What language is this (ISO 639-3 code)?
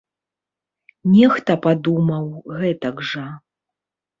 bel